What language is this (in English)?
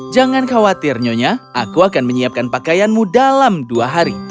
Indonesian